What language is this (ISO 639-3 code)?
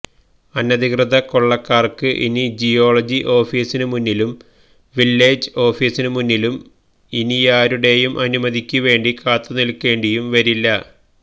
mal